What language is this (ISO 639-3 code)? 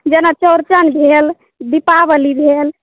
mai